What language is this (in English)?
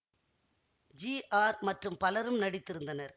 Tamil